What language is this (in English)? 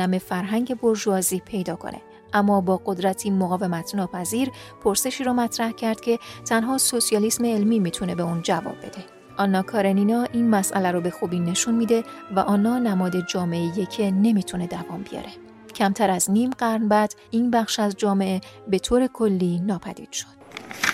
Persian